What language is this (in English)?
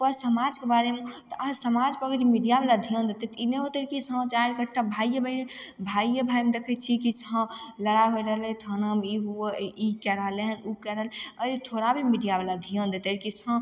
Maithili